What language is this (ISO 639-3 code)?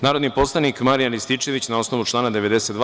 srp